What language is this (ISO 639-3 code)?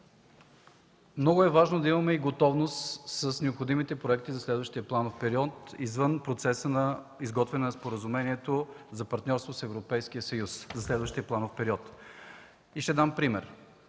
bul